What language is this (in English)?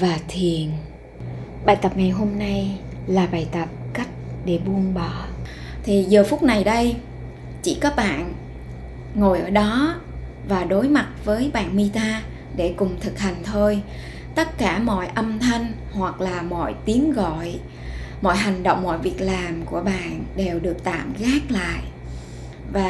Vietnamese